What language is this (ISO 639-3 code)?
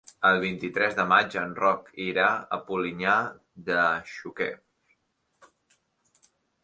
cat